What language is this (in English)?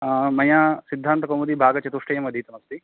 Sanskrit